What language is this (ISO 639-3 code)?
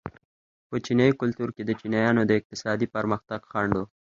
pus